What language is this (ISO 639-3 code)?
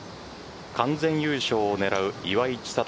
jpn